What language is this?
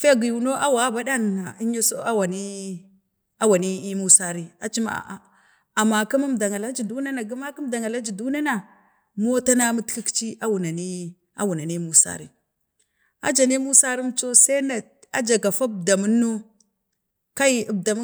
Bade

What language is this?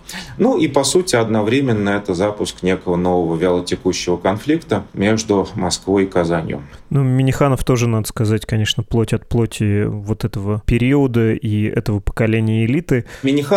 Russian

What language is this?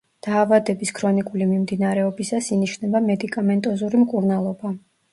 Georgian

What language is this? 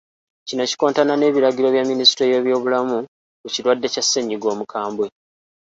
Ganda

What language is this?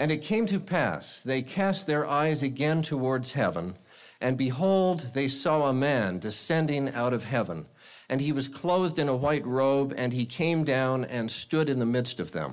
English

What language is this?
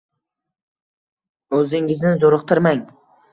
Uzbek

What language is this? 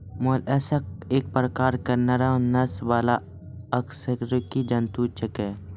Maithili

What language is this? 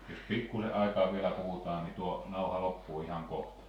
Finnish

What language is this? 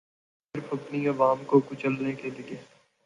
Urdu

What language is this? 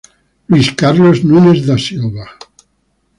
Italian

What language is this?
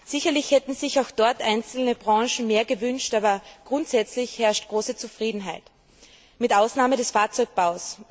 German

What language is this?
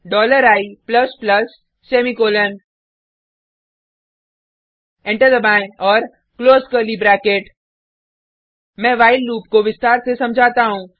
Hindi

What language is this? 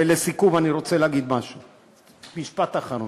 Hebrew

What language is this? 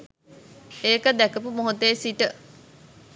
Sinhala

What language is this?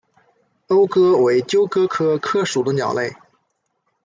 Chinese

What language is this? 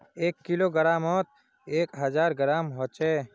Magahi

